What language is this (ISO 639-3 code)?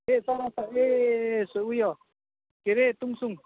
nep